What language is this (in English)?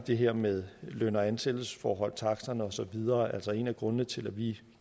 Danish